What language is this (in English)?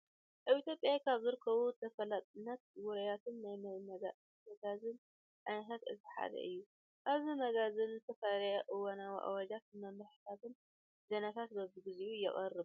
Tigrinya